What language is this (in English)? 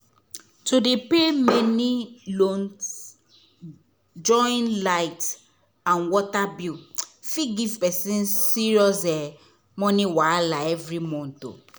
Nigerian Pidgin